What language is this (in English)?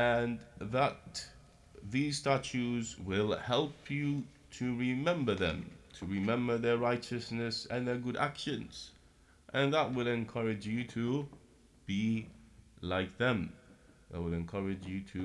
English